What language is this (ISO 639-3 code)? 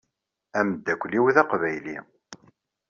kab